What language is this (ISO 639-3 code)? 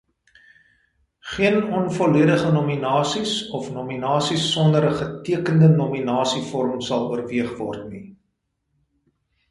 afr